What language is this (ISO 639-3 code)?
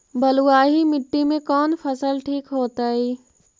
mag